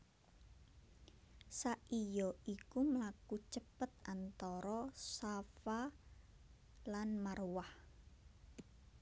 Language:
Javanese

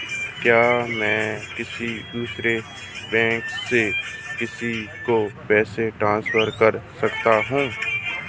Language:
Hindi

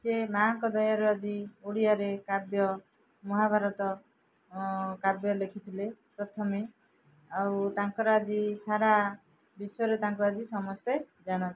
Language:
Odia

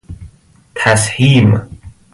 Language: Persian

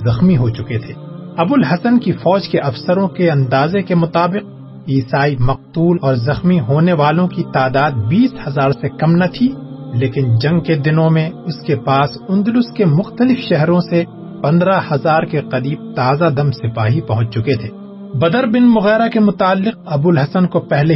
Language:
Urdu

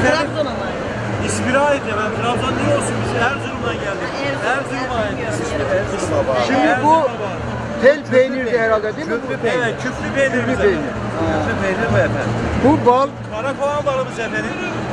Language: Turkish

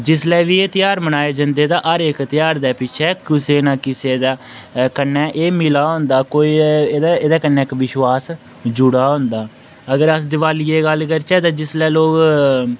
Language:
Dogri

